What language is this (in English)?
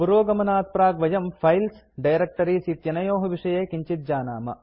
Sanskrit